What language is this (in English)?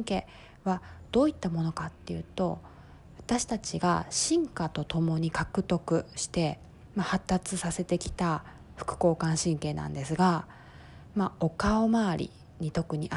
Japanese